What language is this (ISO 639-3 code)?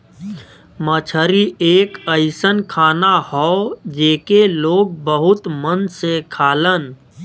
bho